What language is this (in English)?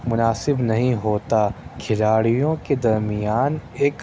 Urdu